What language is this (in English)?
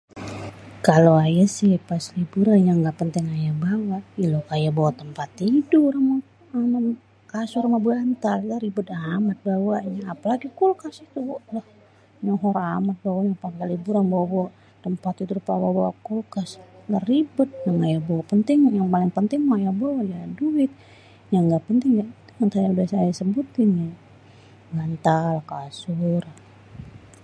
Betawi